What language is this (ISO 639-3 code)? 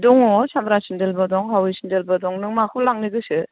brx